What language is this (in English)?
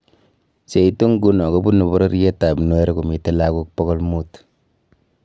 Kalenjin